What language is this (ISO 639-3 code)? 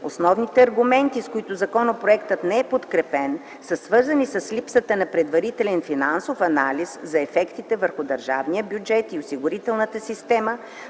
bul